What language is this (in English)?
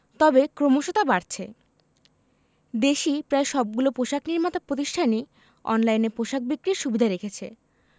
Bangla